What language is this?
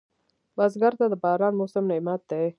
Pashto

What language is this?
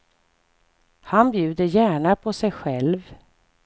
Swedish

